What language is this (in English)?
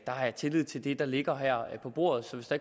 Danish